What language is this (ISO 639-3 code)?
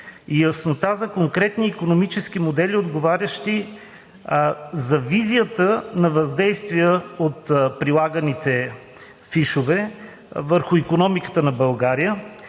bul